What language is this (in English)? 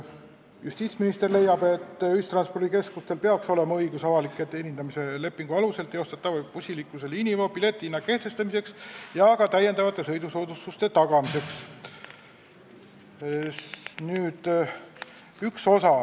Estonian